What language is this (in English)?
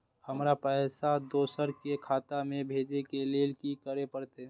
Maithili